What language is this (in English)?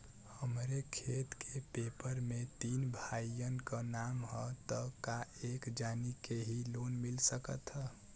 Bhojpuri